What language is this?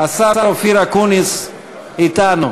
Hebrew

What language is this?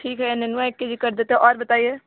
Hindi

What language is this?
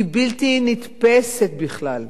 Hebrew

